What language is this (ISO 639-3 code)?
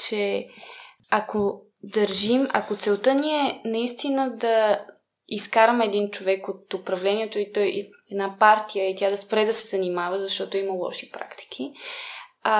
bul